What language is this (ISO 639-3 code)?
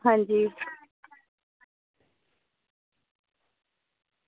doi